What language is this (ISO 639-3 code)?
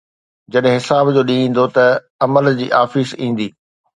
snd